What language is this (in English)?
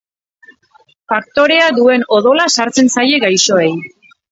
Basque